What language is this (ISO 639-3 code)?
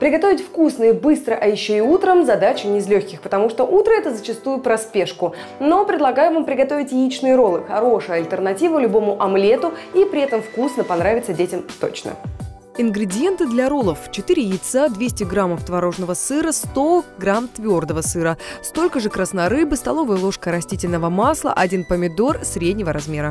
rus